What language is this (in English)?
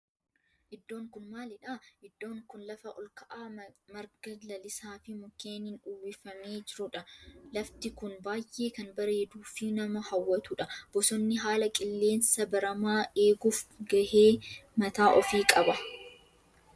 Oromo